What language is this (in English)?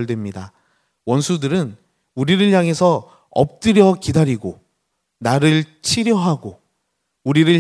Korean